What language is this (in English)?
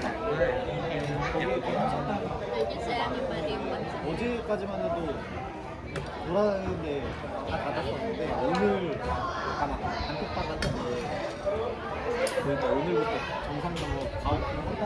Korean